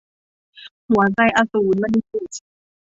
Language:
Thai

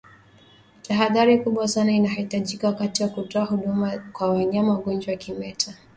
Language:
Swahili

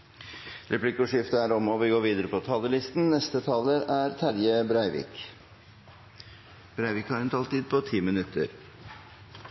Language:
Norwegian Bokmål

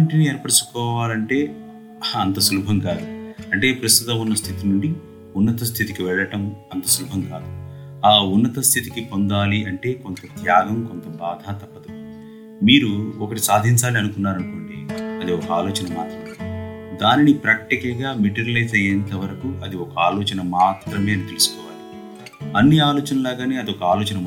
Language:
Telugu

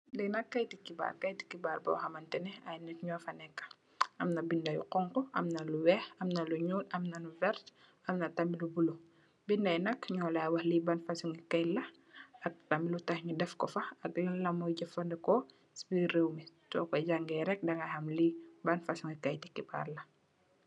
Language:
Wolof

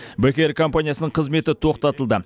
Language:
Kazakh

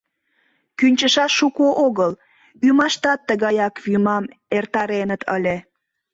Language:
Mari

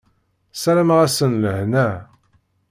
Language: Kabyle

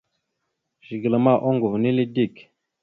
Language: Mada (Cameroon)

